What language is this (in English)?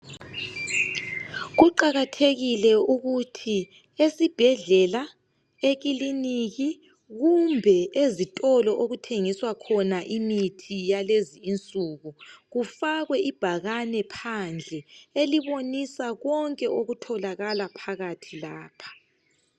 North Ndebele